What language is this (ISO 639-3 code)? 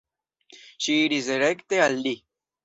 epo